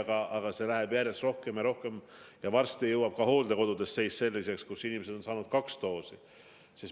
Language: Estonian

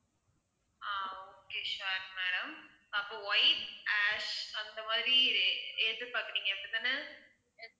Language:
Tamil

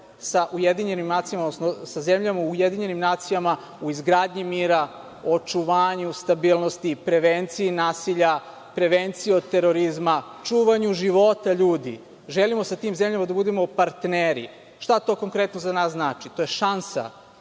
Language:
Serbian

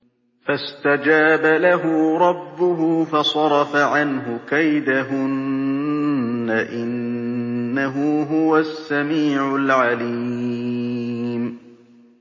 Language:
Arabic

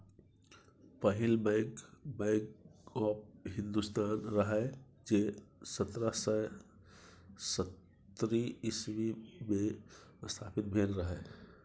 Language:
Maithili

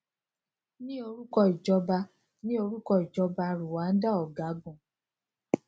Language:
Yoruba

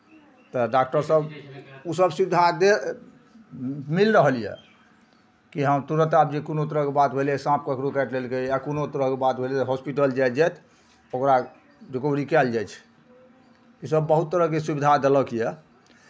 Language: Maithili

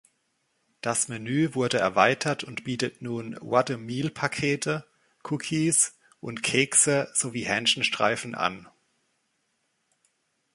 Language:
German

